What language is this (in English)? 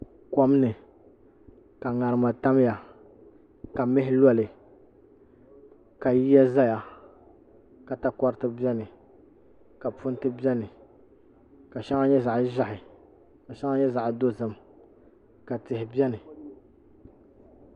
Dagbani